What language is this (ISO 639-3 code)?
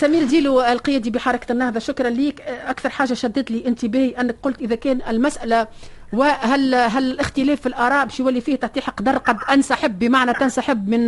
ara